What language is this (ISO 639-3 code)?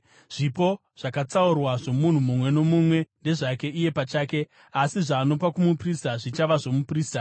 sna